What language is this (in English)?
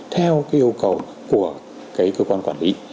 Vietnamese